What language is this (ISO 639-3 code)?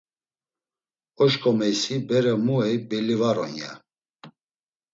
lzz